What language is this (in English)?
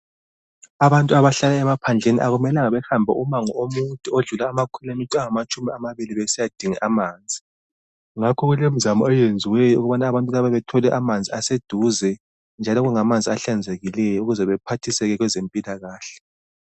North Ndebele